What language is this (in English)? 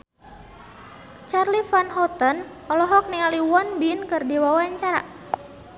Sundanese